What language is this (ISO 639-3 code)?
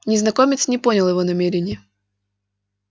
rus